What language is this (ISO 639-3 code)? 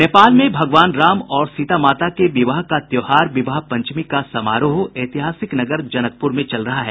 hin